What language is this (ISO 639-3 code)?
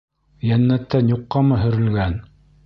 bak